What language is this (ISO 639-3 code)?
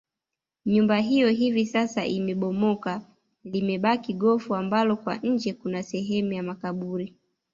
swa